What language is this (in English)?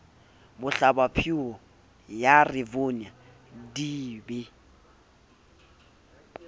Southern Sotho